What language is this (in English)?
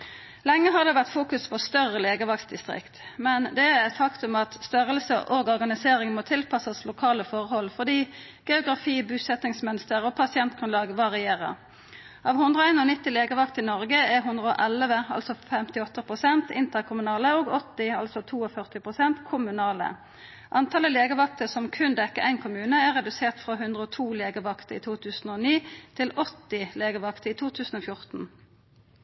Norwegian Nynorsk